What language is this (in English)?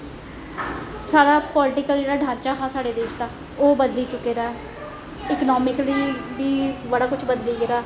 Dogri